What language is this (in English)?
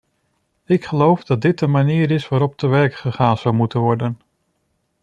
Dutch